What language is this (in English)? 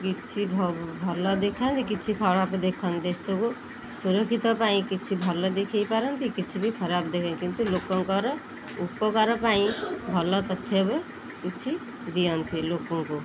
Odia